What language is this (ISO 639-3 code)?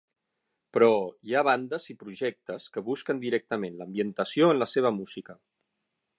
cat